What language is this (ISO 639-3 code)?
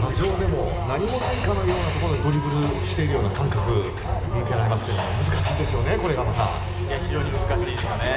jpn